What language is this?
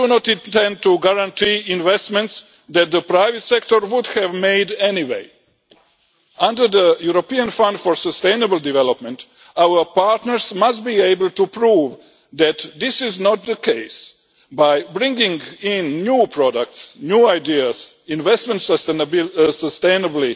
English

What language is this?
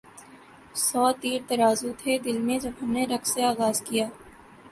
Urdu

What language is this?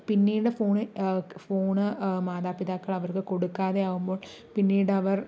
Malayalam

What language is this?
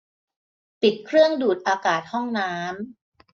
Thai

